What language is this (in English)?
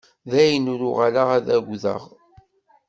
Kabyle